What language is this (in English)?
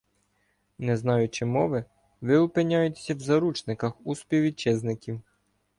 Ukrainian